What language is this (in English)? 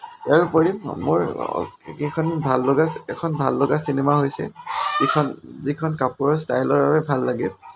Assamese